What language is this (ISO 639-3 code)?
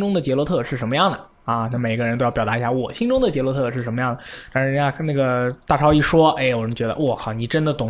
zho